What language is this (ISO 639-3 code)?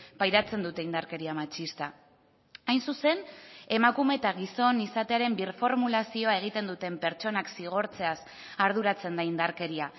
eus